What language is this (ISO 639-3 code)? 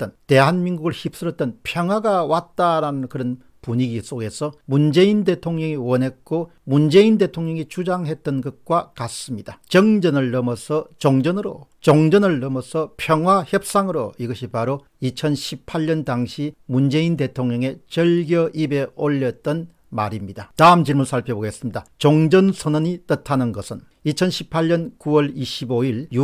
kor